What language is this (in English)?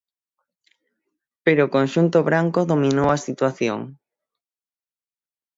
Galician